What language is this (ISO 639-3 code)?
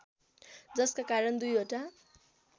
nep